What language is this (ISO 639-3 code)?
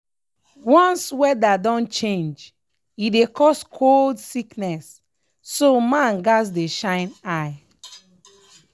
pcm